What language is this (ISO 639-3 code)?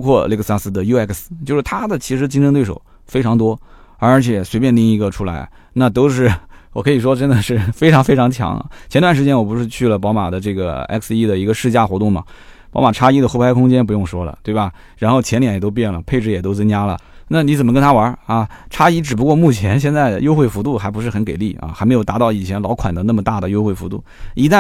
zho